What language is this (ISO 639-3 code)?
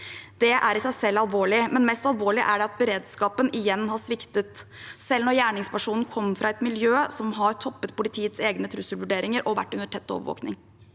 nor